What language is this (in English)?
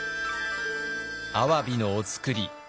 Japanese